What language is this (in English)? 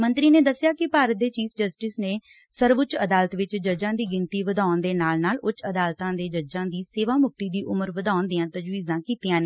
Punjabi